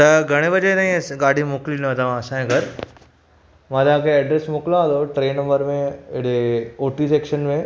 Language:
Sindhi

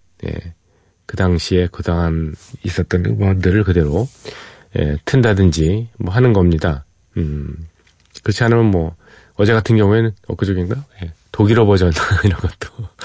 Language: Korean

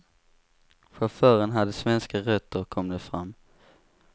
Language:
Swedish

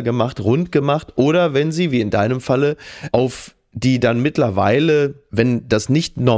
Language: German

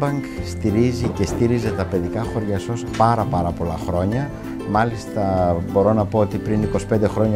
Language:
Greek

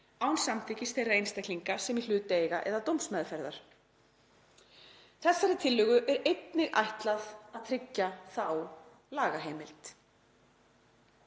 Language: Icelandic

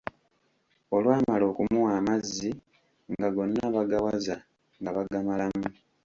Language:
Ganda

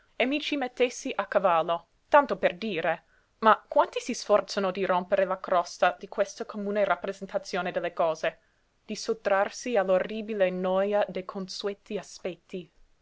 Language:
Italian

